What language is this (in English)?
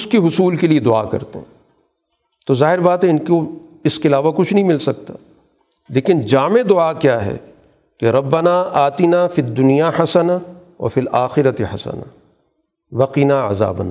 Urdu